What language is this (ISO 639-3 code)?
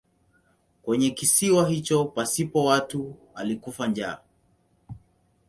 swa